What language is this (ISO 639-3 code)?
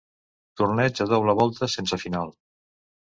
cat